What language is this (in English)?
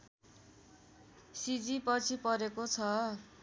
Nepali